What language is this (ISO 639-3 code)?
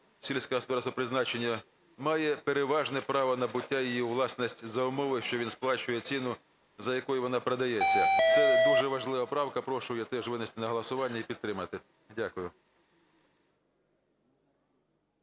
ukr